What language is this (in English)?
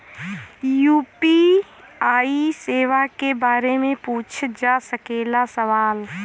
Bhojpuri